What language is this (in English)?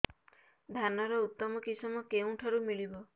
Odia